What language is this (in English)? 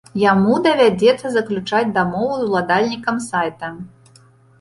Belarusian